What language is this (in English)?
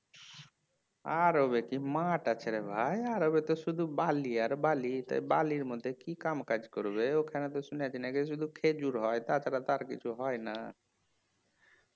Bangla